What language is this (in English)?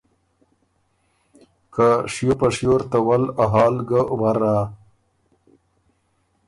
Ormuri